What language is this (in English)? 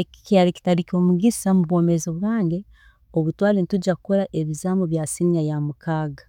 Tooro